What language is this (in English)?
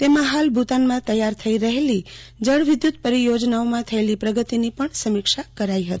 Gujarati